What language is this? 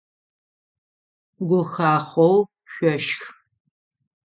Adyghe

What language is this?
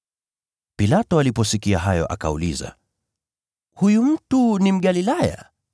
Swahili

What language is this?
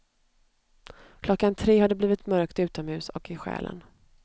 Swedish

